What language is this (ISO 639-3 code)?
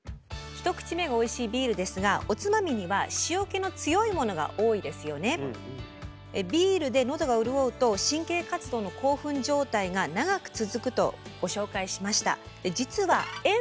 jpn